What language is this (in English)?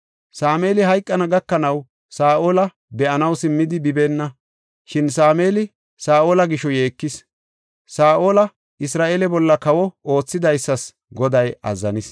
Gofa